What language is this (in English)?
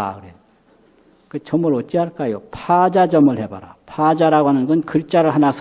Korean